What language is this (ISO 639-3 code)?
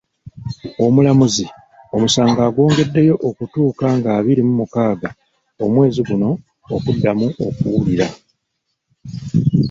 lug